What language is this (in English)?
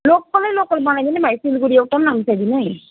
Nepali